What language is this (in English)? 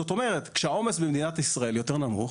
Hebrew